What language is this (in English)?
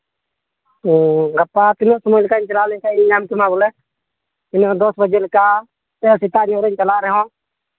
Santali